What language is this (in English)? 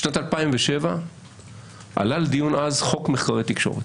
Hebrew